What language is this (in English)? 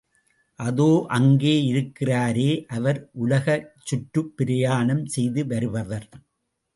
Tamil